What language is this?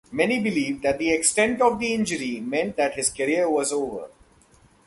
English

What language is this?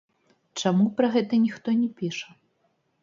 Belarusian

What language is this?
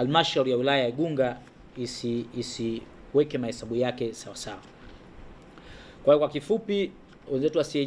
Swahili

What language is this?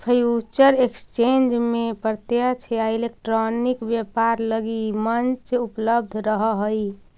Magahi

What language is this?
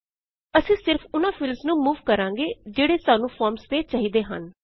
Punjabi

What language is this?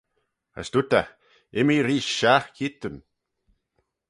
Manx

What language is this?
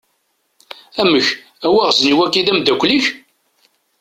Kabyle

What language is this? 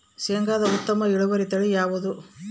Kannada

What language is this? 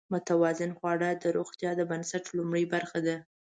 Pashto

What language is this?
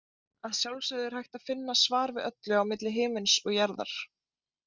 Icelandic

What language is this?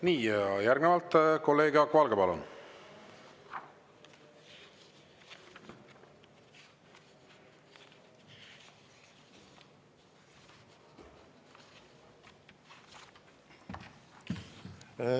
Estonian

